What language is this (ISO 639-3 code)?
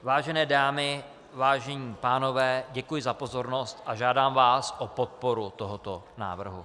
ces